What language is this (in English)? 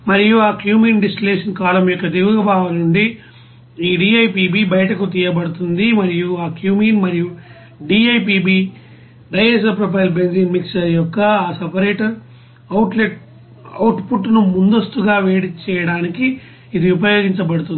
Telugu